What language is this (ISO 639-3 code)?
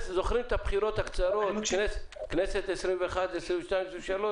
heb